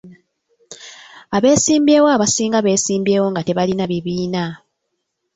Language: Ganda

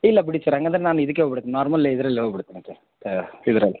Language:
Kannada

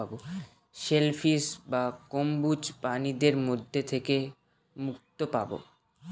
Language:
Bangla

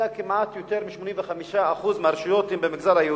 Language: Hebrew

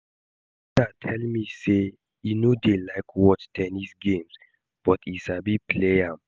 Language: Nigerian Pidgin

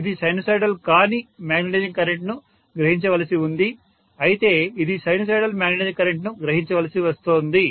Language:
Telugu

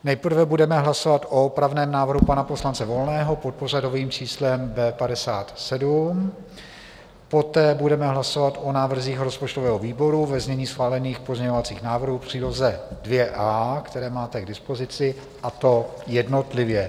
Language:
Czech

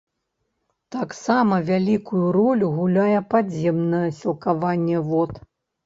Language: Belarusian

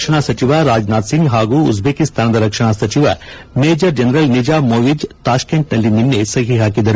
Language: Kannada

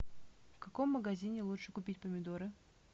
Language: Russian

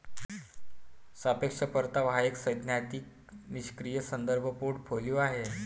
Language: Marathi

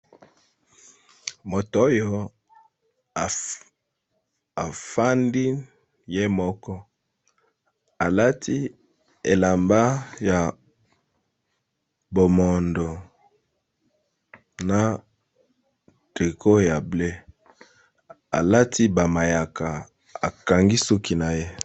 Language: Lingala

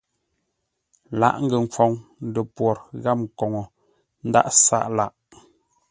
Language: Ngombale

